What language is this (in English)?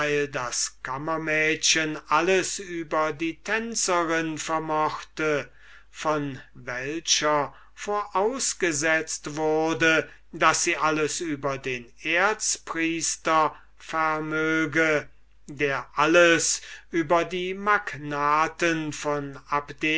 German